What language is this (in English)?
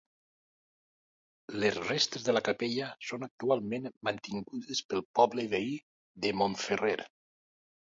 Catalan